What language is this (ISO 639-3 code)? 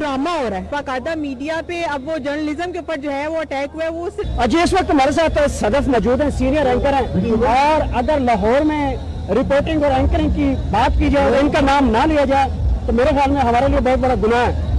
urd